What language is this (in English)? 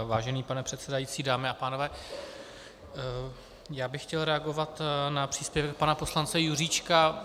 Czech